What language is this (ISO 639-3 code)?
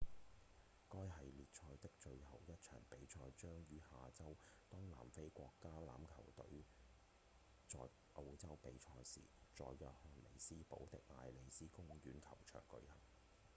yue